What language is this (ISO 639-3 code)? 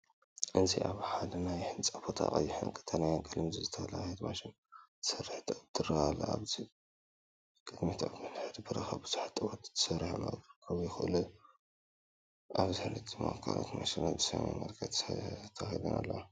tir